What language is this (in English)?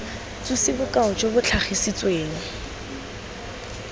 Tswana